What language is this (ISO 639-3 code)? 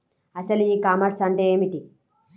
tel